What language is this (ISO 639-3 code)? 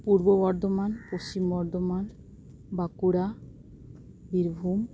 sat